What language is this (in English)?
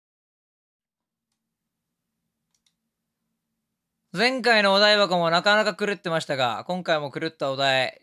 Japanese